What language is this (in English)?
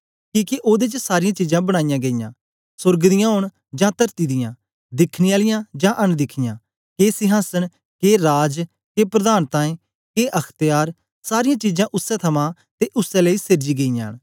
Dogri